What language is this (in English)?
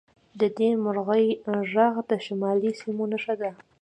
Pashto